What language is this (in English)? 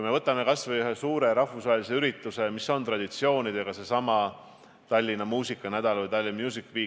Estonian